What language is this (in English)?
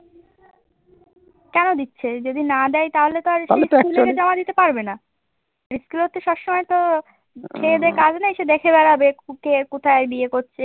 Bangla